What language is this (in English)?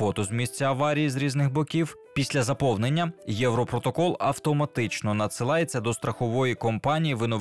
Ukrainian